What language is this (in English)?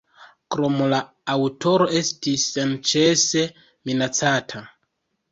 Esperanto